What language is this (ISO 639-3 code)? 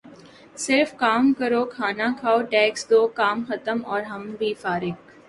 urd